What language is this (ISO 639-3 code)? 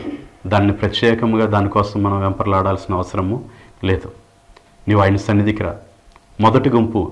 tel